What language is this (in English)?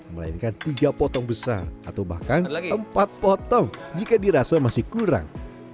Indonesian